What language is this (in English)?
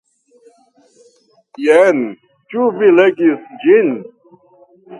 Esperanto